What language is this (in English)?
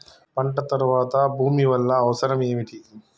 Telugu